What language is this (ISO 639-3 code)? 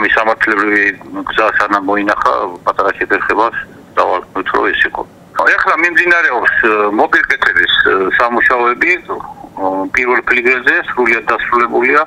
ron